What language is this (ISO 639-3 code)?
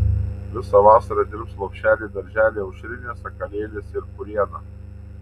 lit